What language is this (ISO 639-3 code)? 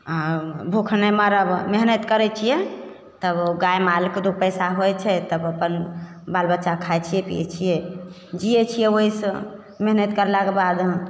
mai